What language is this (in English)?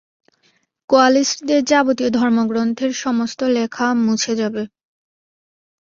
Bangla